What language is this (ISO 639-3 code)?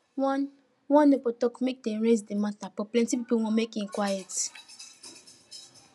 pcm